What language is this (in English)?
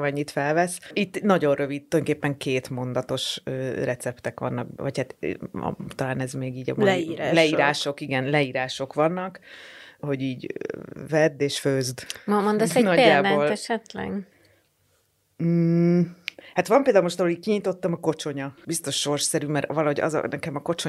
Hungarian